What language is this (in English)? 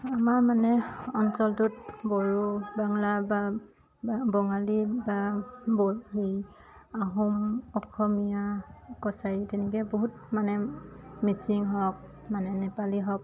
Assamese